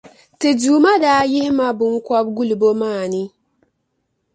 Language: Dagbani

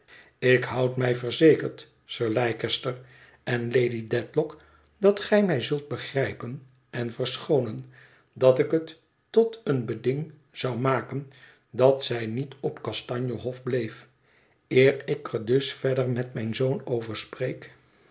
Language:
Dutch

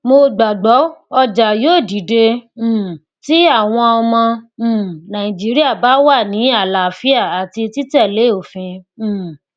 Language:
Yoruba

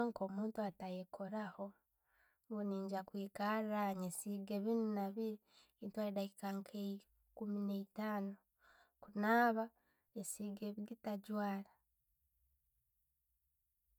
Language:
Tooro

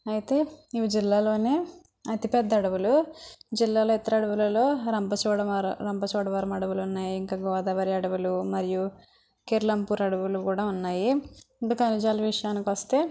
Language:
Telugu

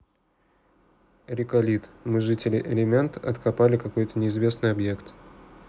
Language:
Russian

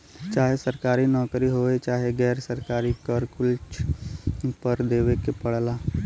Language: Bhojpuri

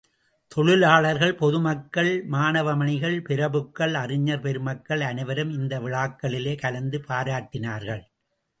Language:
Tamil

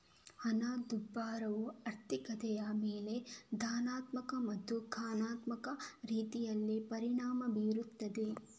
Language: Kannada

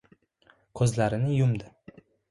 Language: Uzbek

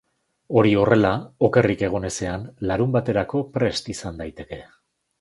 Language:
Basque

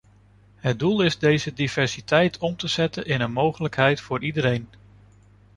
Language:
Dutch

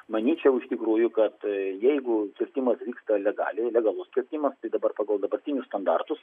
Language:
Lithuanian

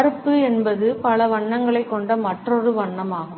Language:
Tamil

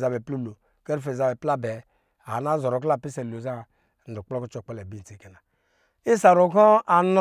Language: Lijili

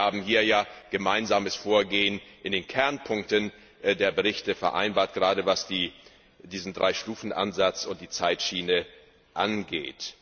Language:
German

